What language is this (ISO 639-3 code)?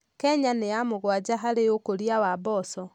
kik